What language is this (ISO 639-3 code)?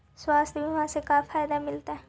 mag